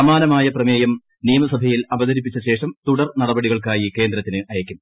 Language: Malayalam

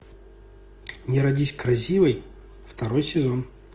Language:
Russian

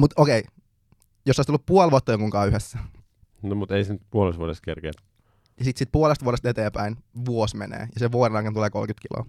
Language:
Finnish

